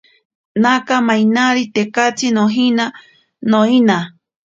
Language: Ashéninka Perené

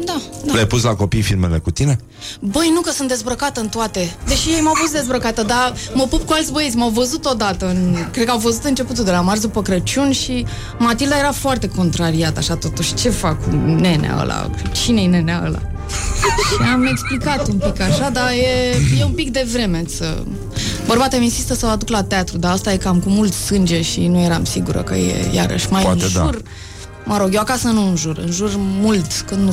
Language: Romanian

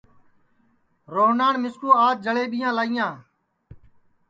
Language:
Sansi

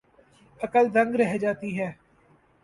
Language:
Urdu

